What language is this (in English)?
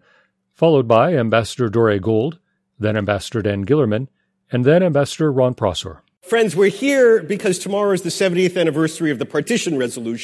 English